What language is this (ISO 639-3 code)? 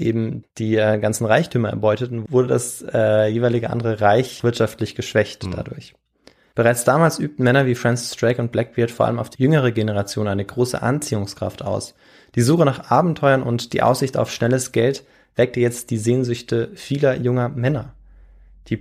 deu